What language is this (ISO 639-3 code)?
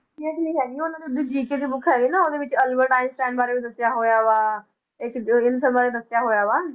pan